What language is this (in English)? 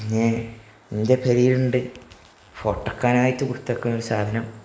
Malayalam